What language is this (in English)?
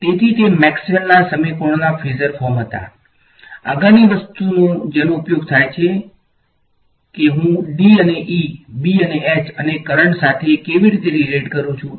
Gujarati